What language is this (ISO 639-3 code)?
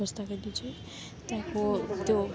nep